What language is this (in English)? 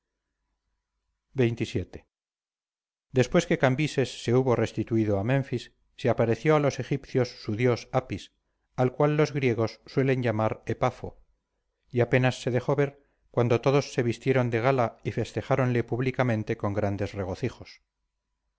Spanish